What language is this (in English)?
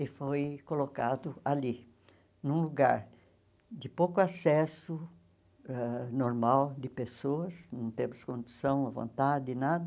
Portuguese